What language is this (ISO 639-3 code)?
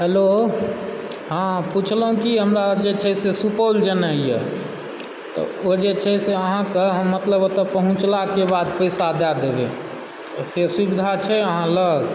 mai